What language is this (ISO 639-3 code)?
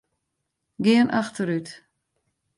fry